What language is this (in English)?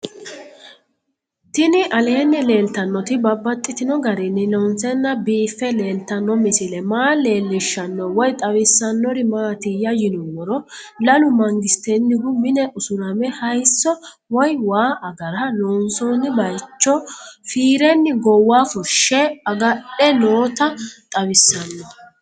Sidamo